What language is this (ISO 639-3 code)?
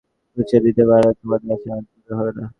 ben